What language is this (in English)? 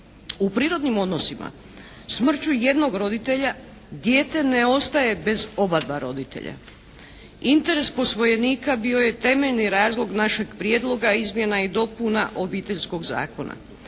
Croatian